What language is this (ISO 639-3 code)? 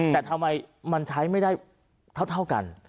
tha